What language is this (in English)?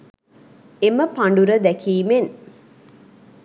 Sinhala